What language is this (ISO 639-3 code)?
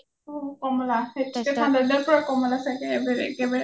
asm